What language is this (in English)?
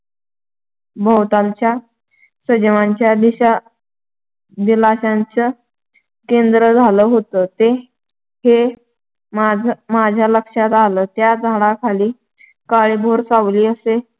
Marathi